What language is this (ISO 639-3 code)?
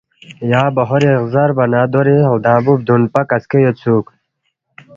bft